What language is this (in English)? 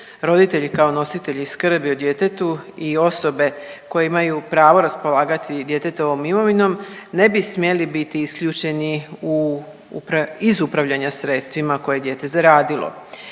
Croatian